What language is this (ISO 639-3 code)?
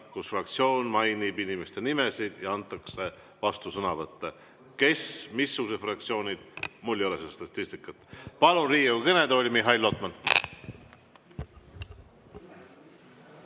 est